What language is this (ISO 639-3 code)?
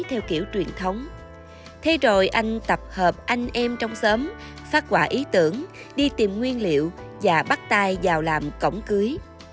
vie